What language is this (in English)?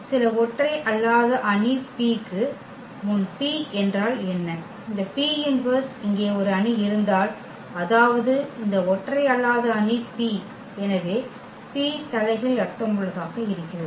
Tamil